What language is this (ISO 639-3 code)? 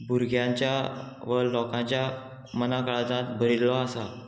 kok